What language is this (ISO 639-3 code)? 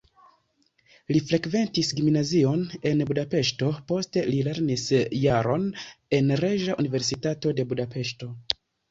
epo